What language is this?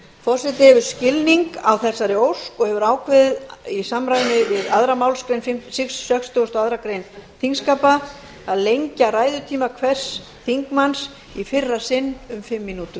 Icelandic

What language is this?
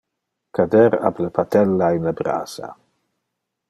Interlingua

